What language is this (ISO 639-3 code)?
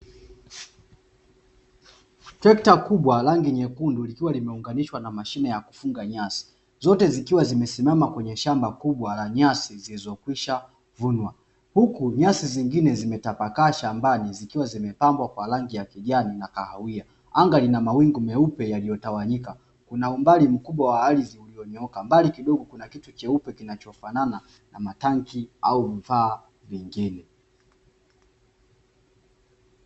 swa